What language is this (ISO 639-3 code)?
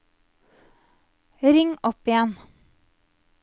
nor